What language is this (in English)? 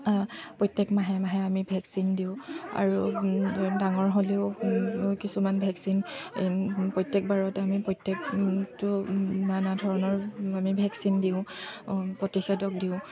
Assamese